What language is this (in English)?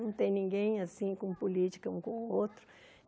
Portuguese